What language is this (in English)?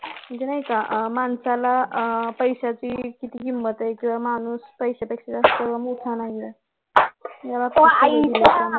Marathi